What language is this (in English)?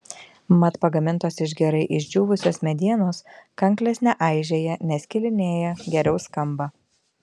Lithuanian